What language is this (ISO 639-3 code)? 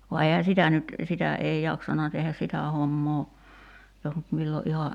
fin